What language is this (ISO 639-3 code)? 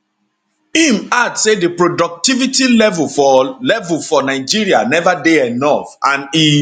pcm